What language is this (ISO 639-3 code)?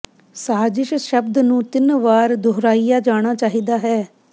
pan